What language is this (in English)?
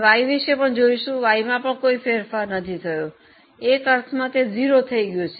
Gujarati